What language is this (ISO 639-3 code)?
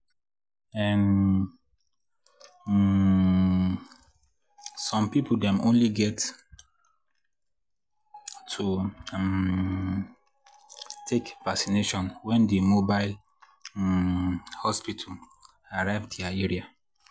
pcm